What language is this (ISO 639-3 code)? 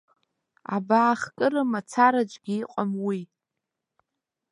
abk